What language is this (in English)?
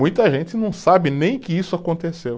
Portuguese